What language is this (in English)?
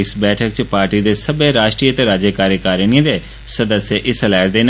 Dogri